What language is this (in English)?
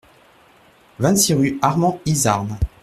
French